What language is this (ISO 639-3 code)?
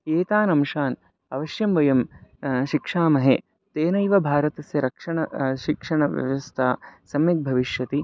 san